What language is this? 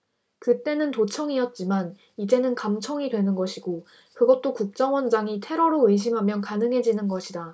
Korean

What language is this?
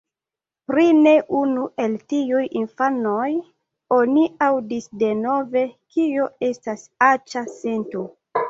Esperanto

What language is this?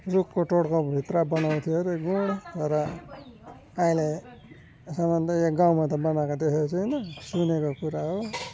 Nepali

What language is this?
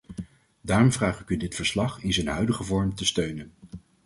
Dutch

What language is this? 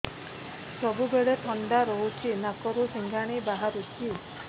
Odia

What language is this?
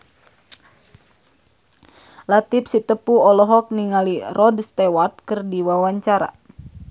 Sundanese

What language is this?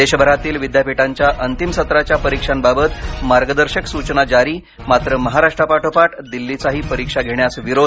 Marathi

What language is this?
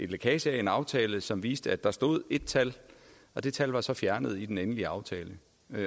Danish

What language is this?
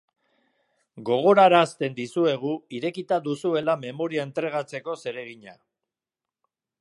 Basque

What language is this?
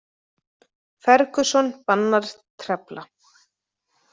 Icelandic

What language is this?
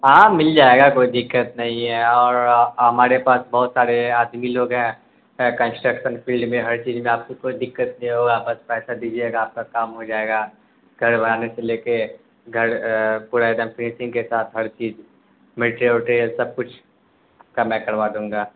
Urdu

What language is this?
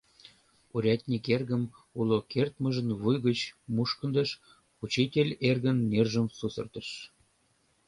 Mari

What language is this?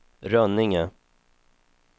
Swedish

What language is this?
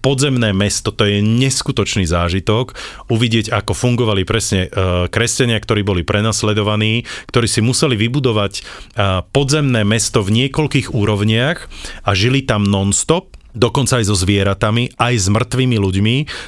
Slovak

